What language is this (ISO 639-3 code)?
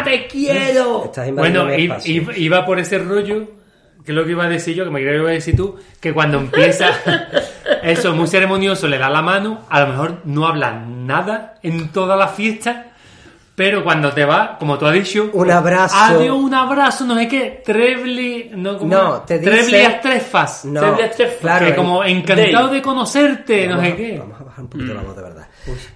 spa